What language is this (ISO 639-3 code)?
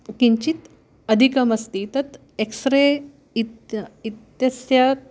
san